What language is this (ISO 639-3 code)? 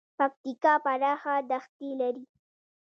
pus